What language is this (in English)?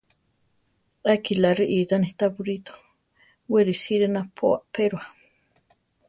Central Tarahumara